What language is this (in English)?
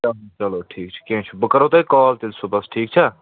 Kashmiri